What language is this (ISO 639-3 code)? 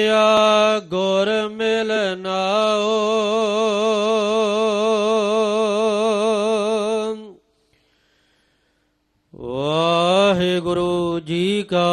pan